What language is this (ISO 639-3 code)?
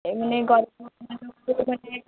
ori